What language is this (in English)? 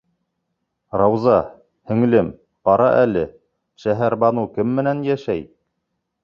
Bashkir